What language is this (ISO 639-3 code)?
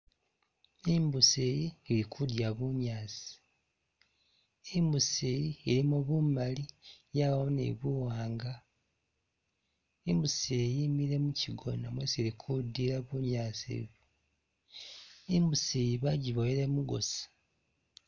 myx